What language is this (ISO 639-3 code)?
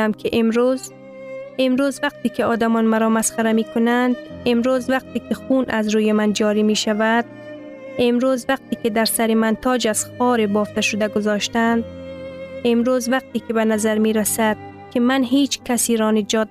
fas